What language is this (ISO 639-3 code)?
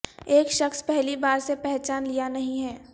urd